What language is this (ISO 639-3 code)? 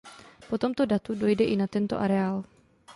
ces